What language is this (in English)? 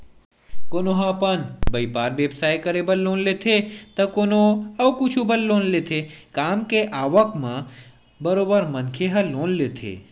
Chhattisgarhi